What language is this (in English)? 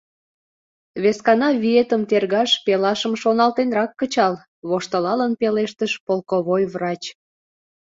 Mari